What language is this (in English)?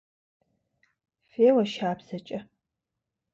Kabardian